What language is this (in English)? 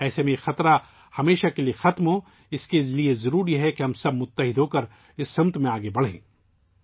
Urdu